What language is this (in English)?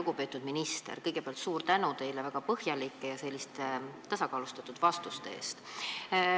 Estonian